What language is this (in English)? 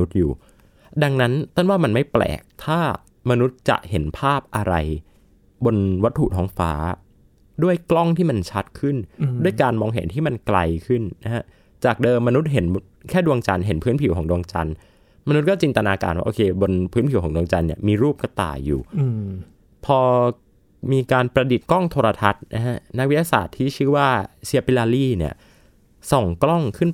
Thai